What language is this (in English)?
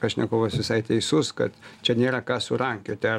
Lithuanian